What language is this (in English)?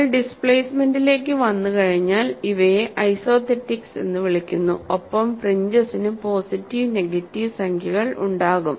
Malayalam